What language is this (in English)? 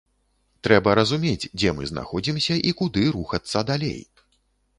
Belarusian